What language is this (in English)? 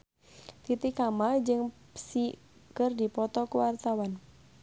Sundanese